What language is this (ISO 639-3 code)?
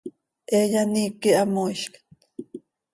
sei